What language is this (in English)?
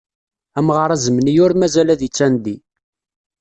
Kabyle